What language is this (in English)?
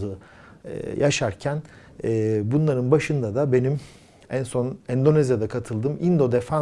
Turkish